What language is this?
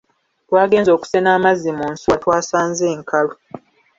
Ganda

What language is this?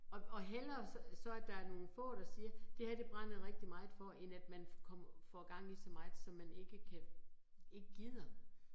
Danish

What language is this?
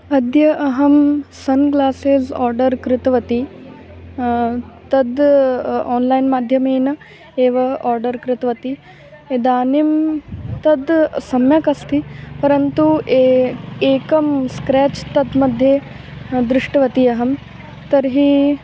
Sanskrit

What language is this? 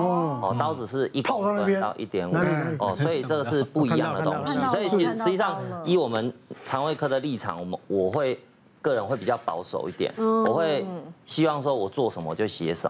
Chinese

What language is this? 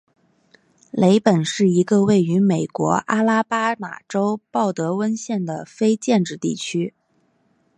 Chinese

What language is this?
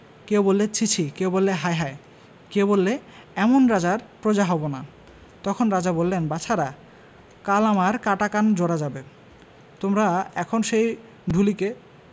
Bangla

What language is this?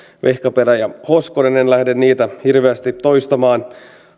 Finnish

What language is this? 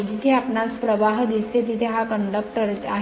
Marathi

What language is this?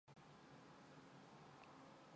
Mongolian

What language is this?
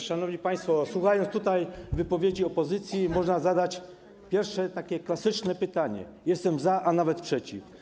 Polish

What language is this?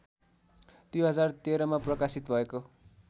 Nepali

